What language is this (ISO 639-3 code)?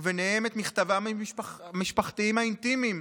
heb